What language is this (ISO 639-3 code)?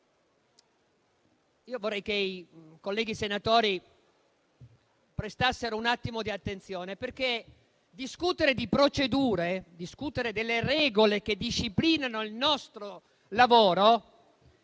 ita